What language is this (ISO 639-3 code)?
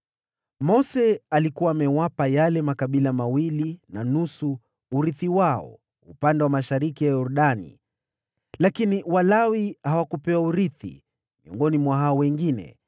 swa